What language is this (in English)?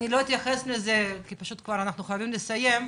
Hebrew